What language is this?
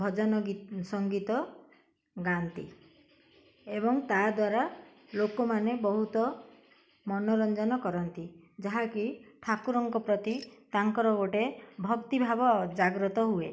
Odia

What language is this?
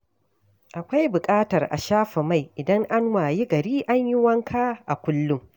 Hausa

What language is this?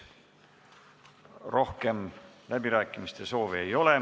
Estonian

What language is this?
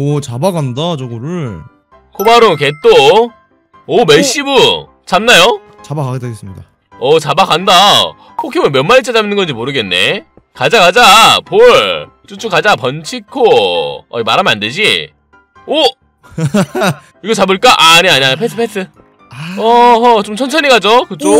Korean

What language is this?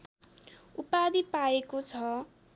Nepali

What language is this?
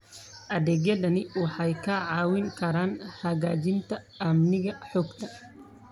Somali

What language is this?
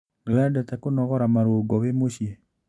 Kikuyu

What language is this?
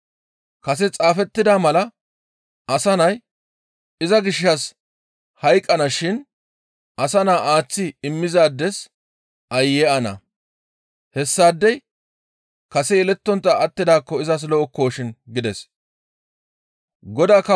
Gamo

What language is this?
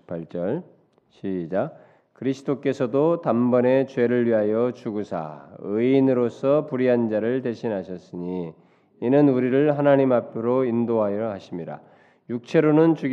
Korean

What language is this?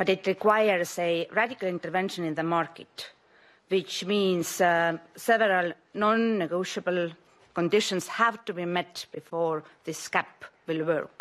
Greek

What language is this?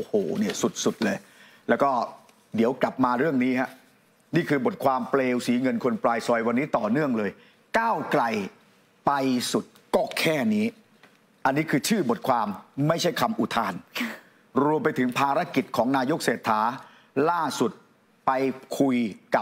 Thai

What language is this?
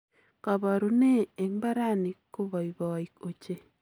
Kalenjin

